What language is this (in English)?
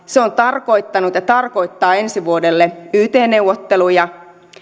Finnish